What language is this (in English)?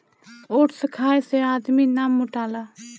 Bhojpuri